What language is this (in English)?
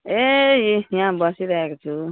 Nepali